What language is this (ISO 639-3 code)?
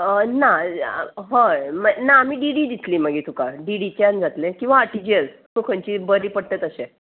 kok